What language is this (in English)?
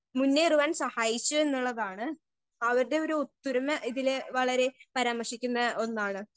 Malayalam